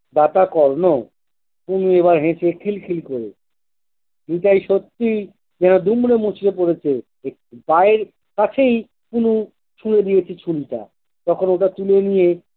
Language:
Bangla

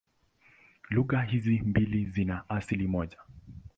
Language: Swahili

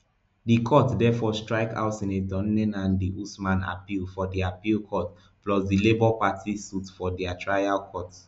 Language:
Nigerian Pidgin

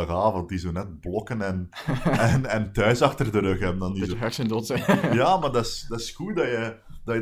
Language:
Dutch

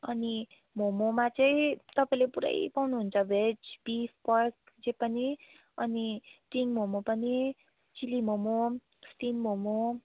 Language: Nepali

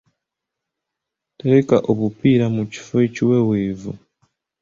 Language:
Ganda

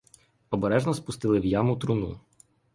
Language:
Ukrainian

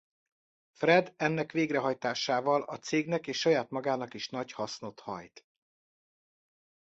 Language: Hungarian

